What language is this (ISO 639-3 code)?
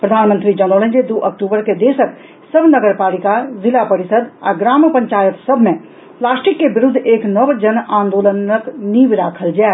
mai